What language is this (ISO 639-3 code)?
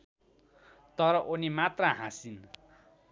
nep